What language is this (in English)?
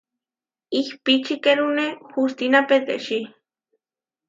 Huarijio